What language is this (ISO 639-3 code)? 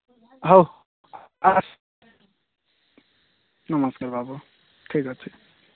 ori